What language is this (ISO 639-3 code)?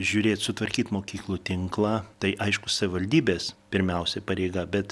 lit